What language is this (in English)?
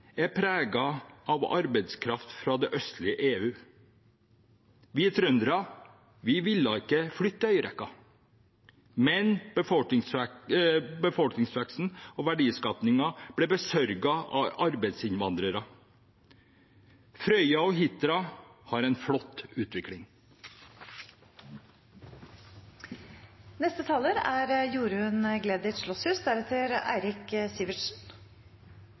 Norwegian Bokmål